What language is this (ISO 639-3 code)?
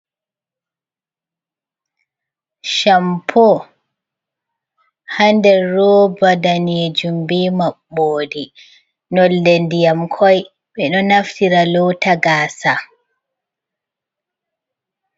ful